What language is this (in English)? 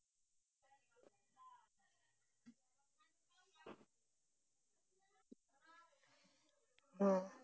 Assamese